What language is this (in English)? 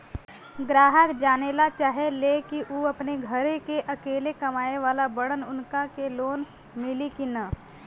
Bhojpuri